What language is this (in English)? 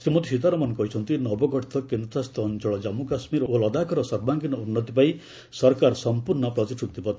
Odia